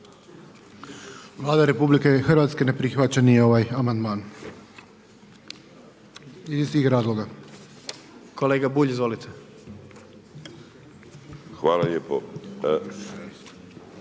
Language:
Croatian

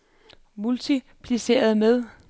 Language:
Danish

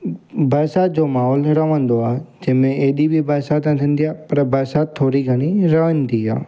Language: Sindhi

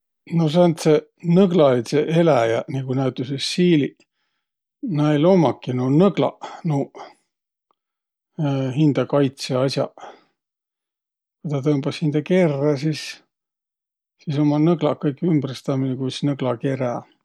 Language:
Võro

